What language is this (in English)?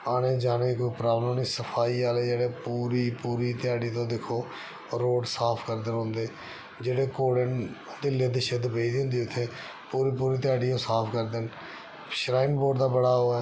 Dogri